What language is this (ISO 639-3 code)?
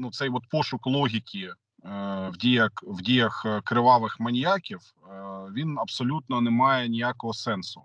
ukr